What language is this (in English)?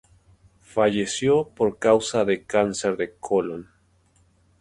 Spanish